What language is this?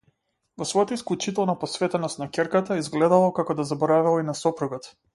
Macedonian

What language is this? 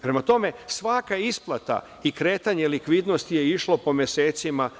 Serbian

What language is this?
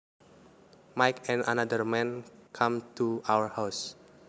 Javanese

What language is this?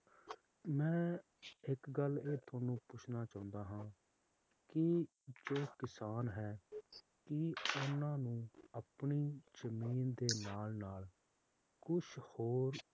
Punjabi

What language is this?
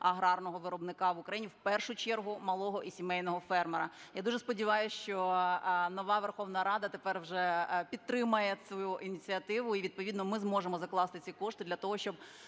Ukrainian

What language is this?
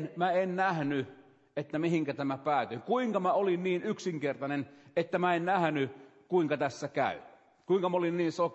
Finnish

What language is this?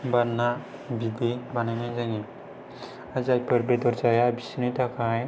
Bodo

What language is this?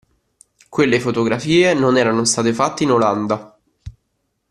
Italian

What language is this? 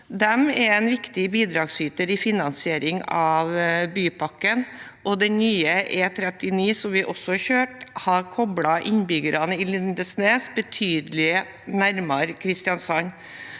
Norwegian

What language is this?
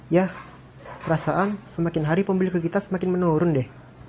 Indonesian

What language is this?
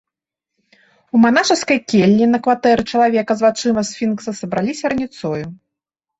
Belarusian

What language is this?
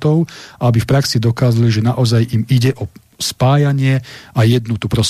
Slovak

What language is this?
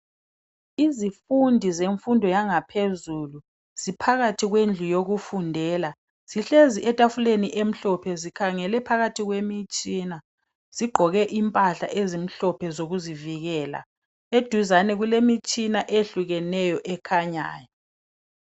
North Ndebele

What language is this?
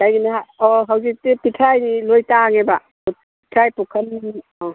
Manipuri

